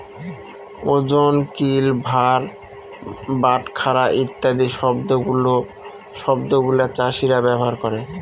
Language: Bangla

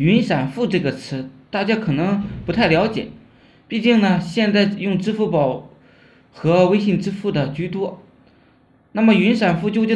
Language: Chinese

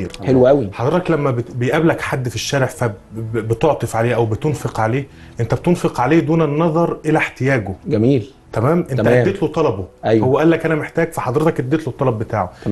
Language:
Arabic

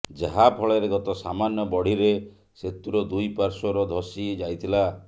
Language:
Odia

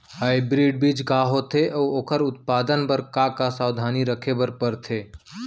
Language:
Chhattisgarhi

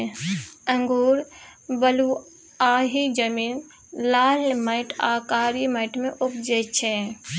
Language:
Maithili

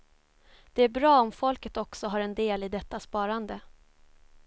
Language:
Swedish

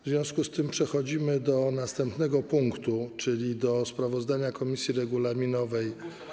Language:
Polish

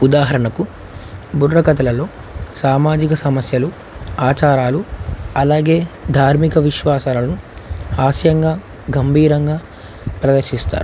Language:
Telugu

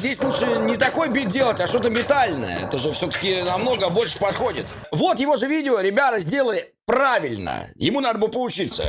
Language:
Russian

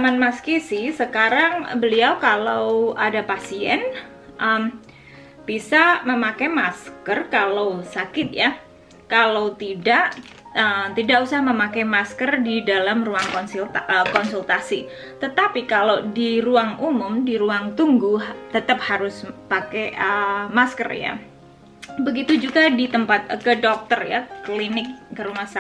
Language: Indonesian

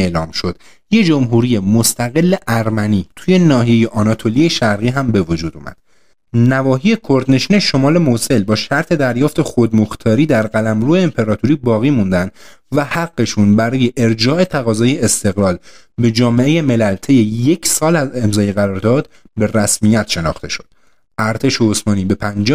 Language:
Persian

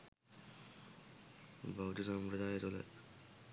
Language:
Sinhala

